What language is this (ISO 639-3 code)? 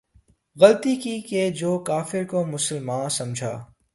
urd